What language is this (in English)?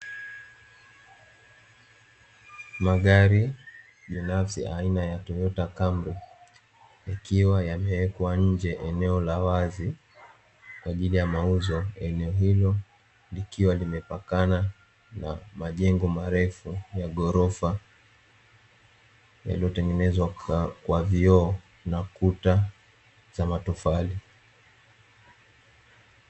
Swahili